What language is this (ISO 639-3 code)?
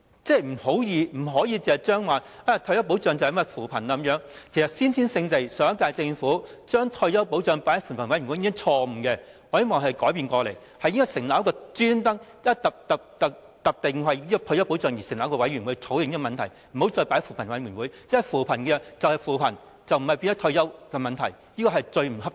yue